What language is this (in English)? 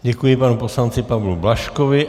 Czech